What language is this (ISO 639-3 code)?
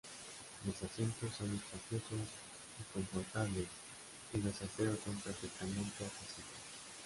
spa